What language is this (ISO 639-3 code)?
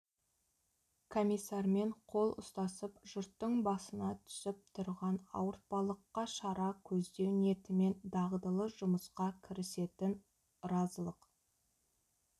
kaz